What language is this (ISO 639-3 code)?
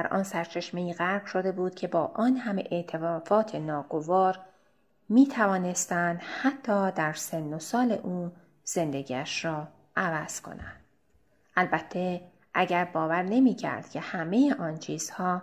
fas